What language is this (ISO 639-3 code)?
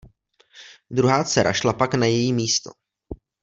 ces